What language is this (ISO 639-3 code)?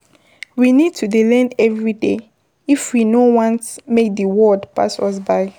pcm